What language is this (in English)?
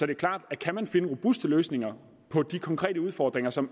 Danish